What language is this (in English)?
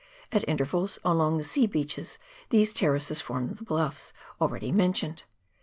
English